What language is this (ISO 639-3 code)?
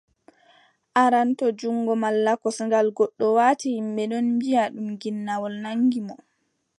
fub